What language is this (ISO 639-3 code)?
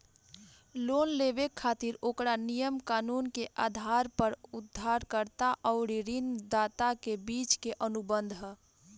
bho